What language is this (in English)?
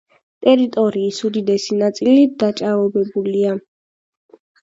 Georgian